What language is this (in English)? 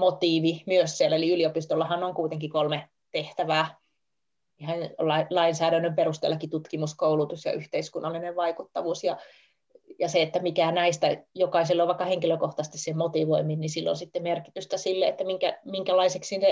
Finnish